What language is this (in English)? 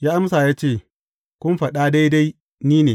Hausa